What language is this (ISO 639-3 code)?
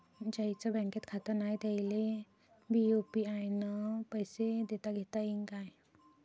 mar